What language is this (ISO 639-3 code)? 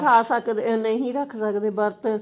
pan